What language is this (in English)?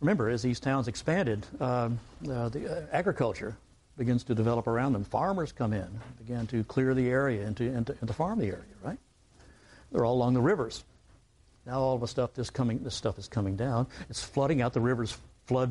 English